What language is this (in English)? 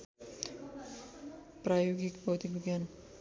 Nepali